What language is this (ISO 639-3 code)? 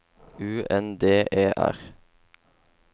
nor